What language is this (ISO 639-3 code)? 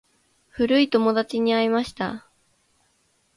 jpn